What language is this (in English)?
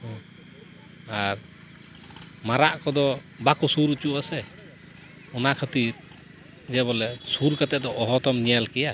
Santali